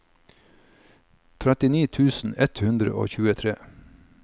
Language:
Norwegian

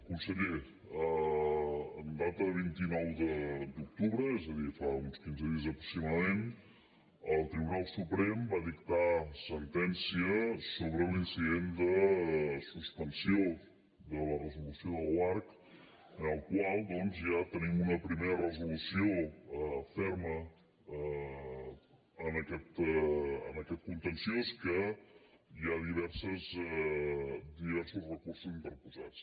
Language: Catalan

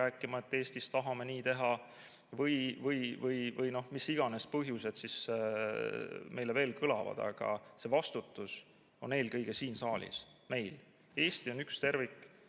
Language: Estonian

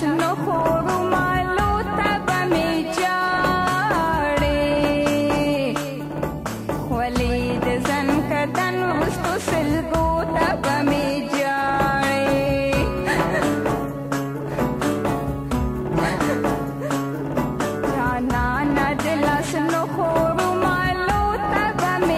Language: Thai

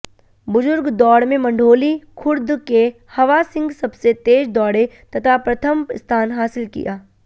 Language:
Hindi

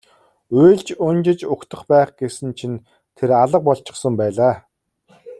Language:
Mongolian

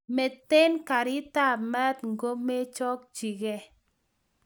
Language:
Kalenjin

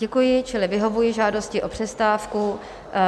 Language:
Czech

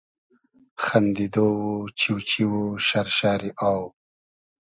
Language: Hazaragi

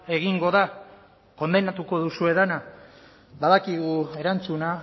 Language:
Basque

